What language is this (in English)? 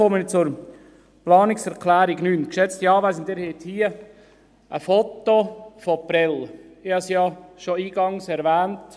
Swiss German